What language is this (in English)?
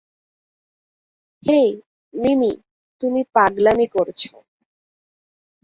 Bangla